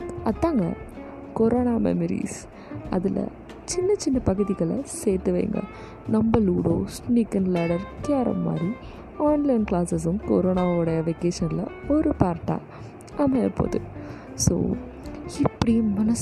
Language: Tamil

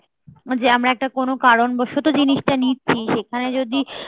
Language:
Bangla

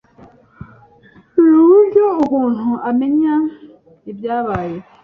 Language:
Kinyarwanda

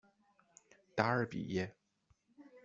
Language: Chinese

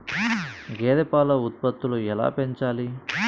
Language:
Telugu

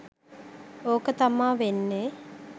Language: Sinhala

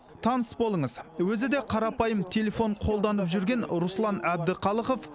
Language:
Kazakh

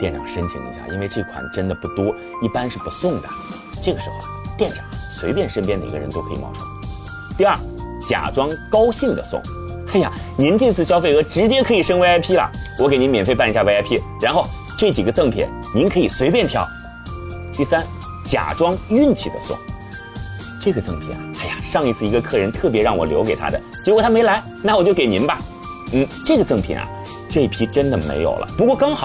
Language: Chinese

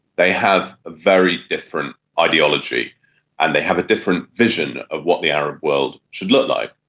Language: English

